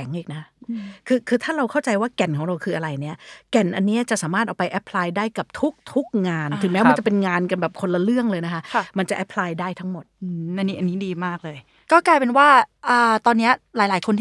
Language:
Thai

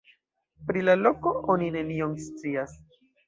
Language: Esperanto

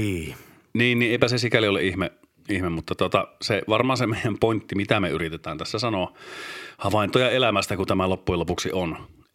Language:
Finnish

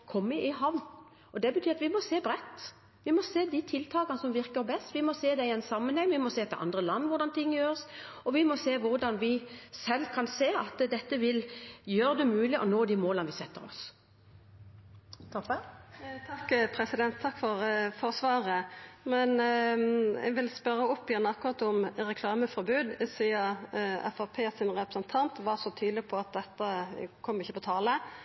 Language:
Norwegian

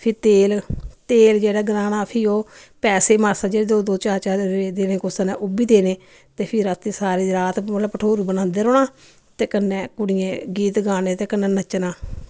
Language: Dogri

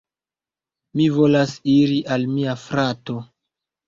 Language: Esperanto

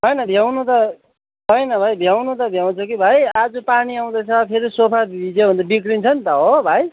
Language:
Nepali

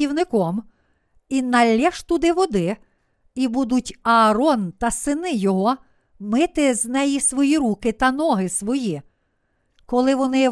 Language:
Ukrainian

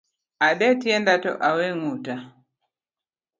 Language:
Luo (Kenya and Tanzania)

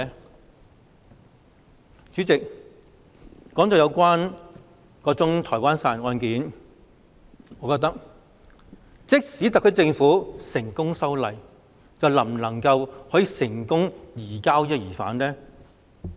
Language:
Cantonese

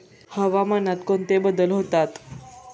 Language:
Marathi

